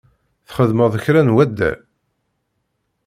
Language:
Kabyle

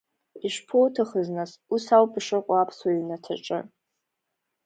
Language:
Abkhazian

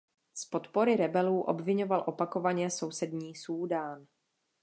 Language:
Czech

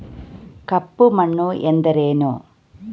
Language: Kannada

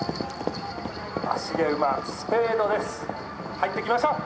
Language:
Japanese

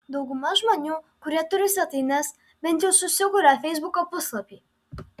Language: Lithuanian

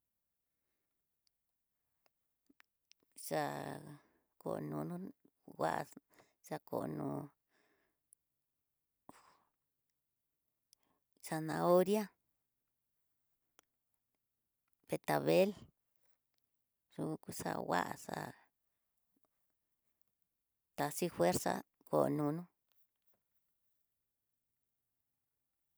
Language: Tidaá Mixtec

